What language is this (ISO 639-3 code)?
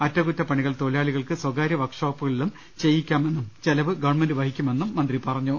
mal